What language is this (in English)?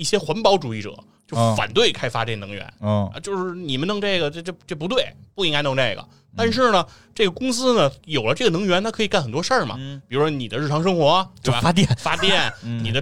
Chinese